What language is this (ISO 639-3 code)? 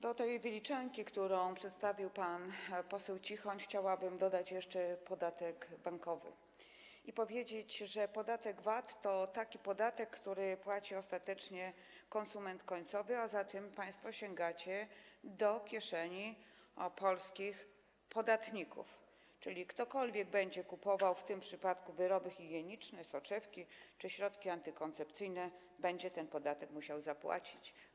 pol